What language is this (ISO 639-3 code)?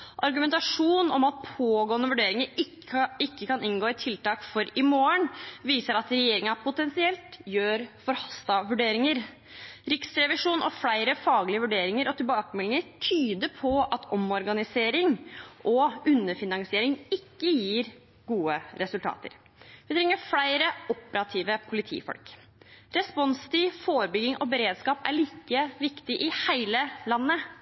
nob